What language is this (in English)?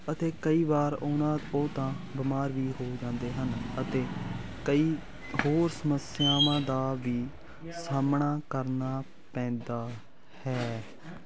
Punjabi